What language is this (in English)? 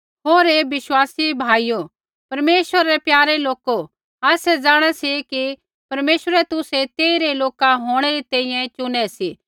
Kullu Pahari